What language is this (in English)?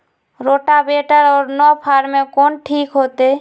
Magahi